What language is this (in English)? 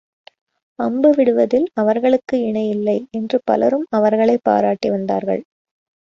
Tamil